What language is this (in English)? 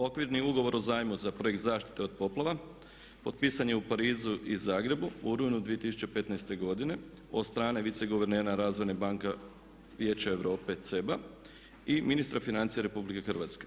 Croatian